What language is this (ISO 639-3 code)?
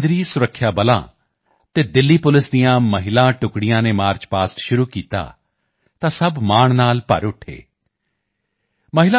pan